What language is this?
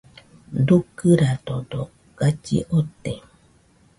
Nüpode Huitoto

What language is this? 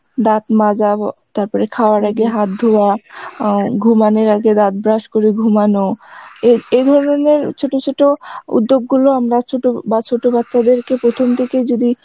Bangla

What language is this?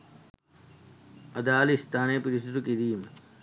Sinhala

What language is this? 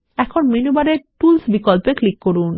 Bangla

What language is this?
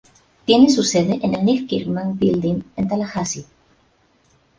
Spanish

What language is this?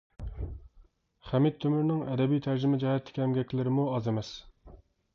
Uyghur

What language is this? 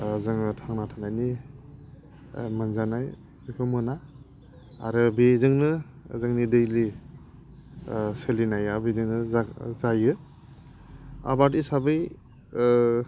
Bodo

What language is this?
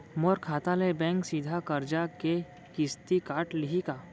Chhattisgarhi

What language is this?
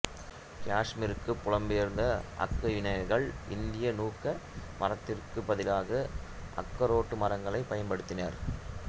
Tamil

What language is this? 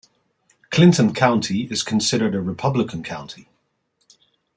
English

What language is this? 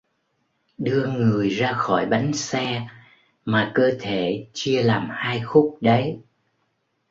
Vietnamese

